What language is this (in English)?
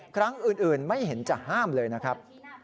Thai